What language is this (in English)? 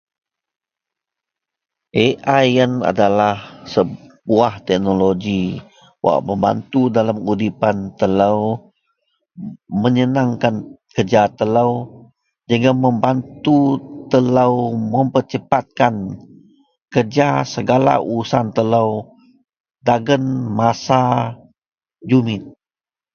Central Melanau